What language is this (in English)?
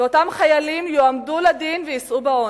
Hebrew